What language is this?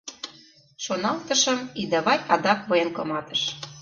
Mari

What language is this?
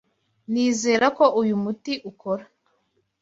Kinyarwanda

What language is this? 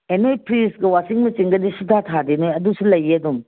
Manipuri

